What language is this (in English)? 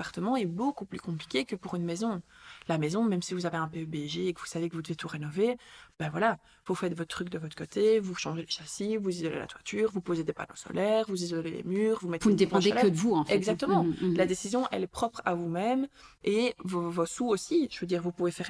French